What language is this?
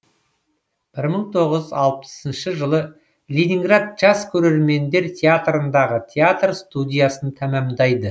Kazakh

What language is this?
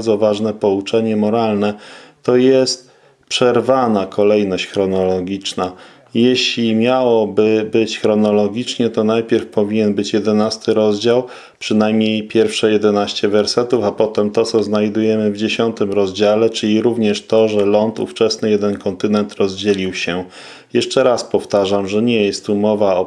Polish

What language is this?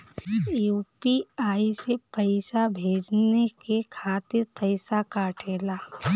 Bhojpuri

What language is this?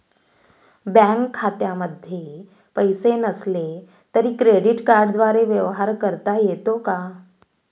Marathi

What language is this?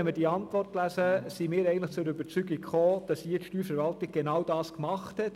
Swiss German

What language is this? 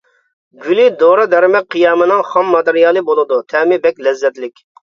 Uyghur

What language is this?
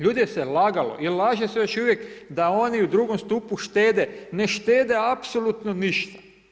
Croatian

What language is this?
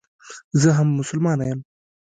Pashto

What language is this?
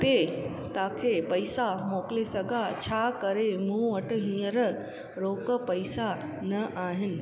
Sindhi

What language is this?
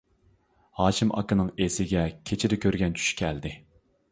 Uyghur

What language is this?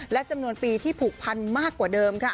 Thai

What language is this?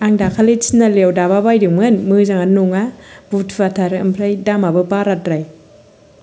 Bodo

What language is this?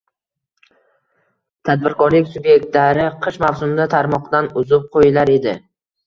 Uzbek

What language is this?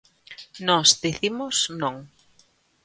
Galician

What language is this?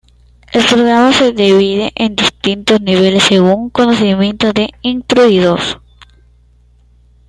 Spanish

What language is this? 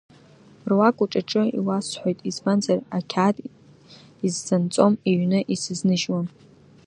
Abkhazian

